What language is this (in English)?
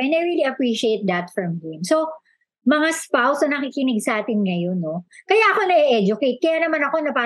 Filipino